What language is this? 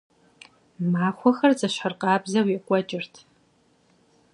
Kabardian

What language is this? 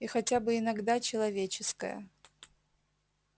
Russian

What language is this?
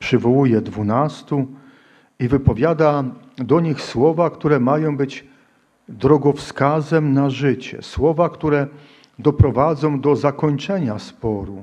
Polish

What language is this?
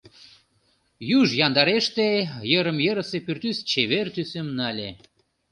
Mari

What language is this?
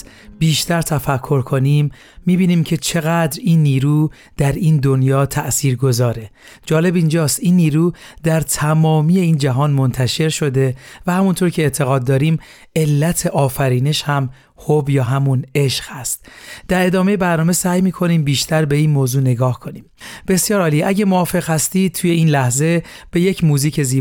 Persian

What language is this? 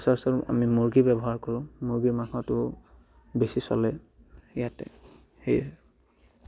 Assamese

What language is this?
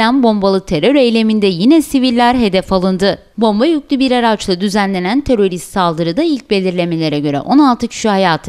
Turkish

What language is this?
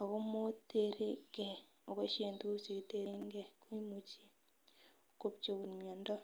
Kalenjin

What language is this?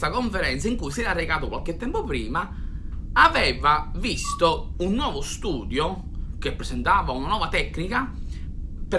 Italian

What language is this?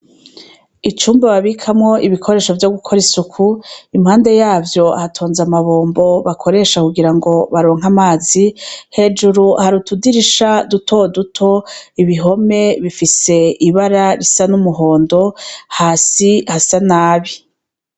Rundi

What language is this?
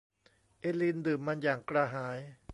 Thai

